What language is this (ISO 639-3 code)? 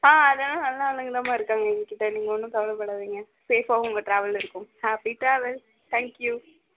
tam